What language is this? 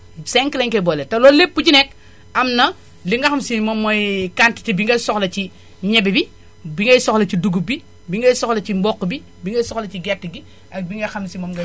Wolof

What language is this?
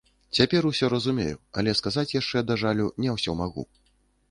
Belarusian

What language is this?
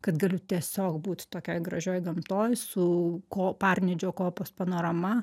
Lithuanian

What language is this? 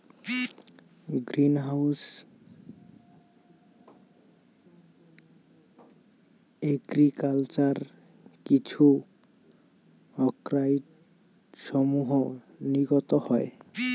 Bangla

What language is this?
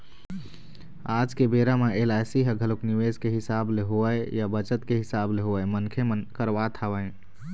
Chhattisgarhi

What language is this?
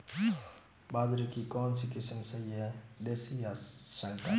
Hindi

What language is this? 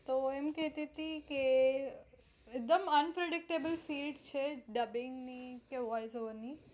Gujarati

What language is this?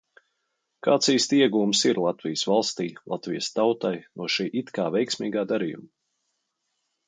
Latvian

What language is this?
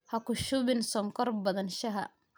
Somali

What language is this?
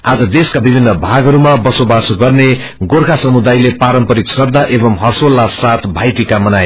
Nepali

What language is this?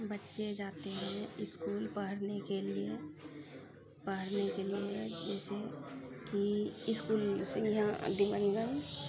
Maithili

